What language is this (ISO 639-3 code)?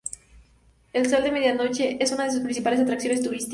spa